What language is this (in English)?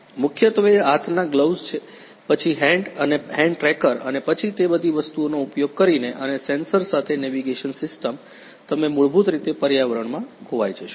Gujarati